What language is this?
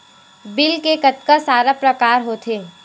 Chhattisgarhi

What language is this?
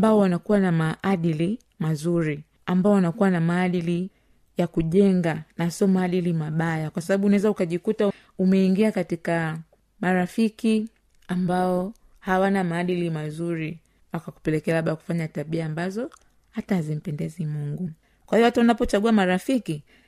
Swahili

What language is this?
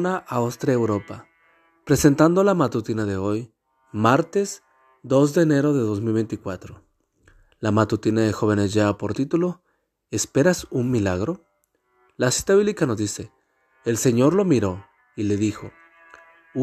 Spanish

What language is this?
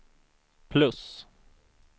Swedish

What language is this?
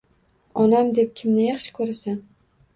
Uzbek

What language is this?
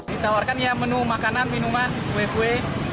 Indonesian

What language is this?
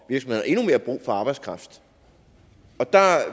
Danish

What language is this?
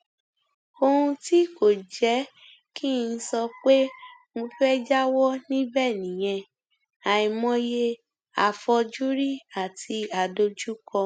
Yoruba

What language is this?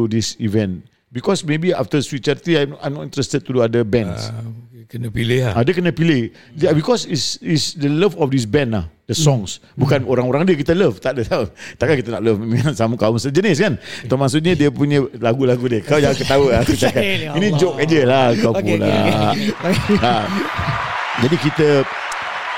Malay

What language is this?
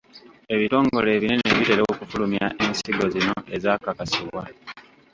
Ganda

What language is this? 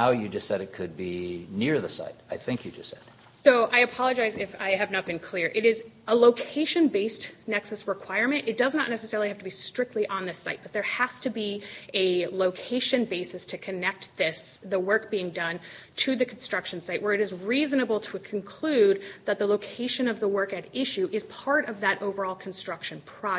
English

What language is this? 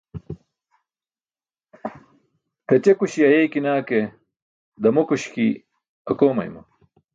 Burushaski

